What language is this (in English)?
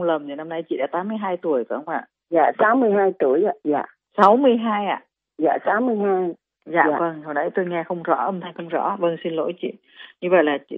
Vietnamese